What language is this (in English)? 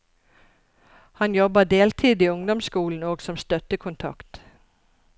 Norwegian